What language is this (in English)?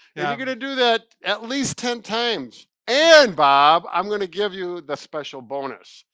English